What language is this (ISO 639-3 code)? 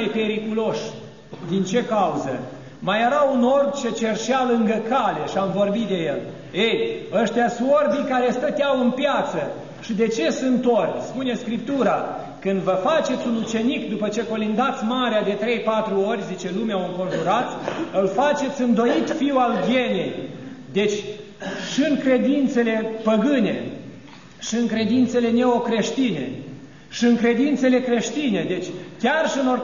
ron